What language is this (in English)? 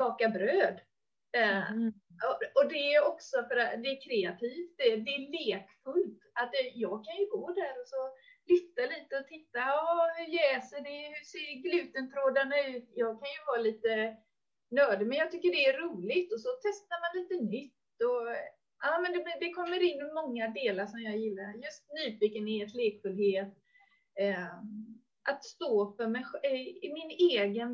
Swedish